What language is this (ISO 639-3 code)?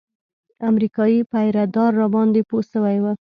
pus